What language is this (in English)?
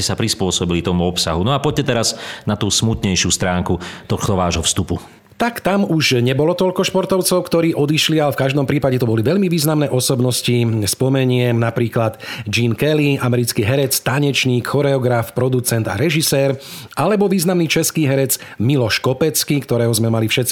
Slovak